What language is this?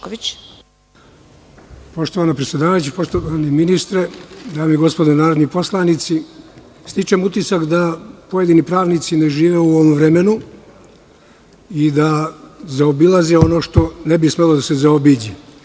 Serbian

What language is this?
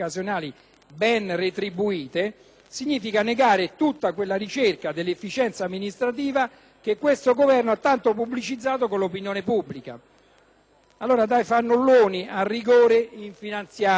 Italian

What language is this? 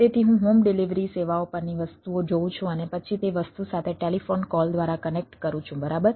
Gujarati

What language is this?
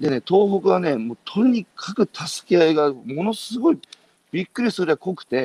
Japanese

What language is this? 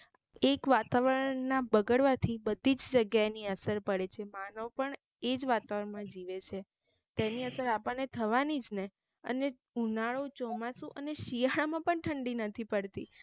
Gujarati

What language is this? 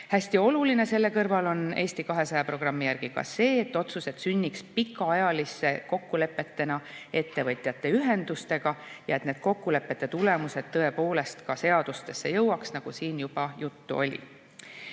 Estonian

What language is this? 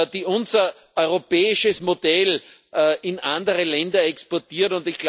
German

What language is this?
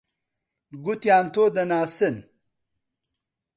Central Kurdish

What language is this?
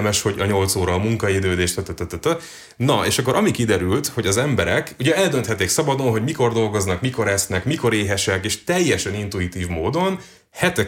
Hungarian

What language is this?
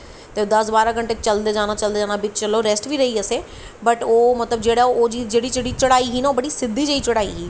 Dogri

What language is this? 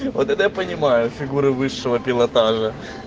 Russian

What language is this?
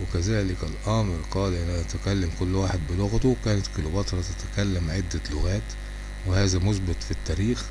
Arabic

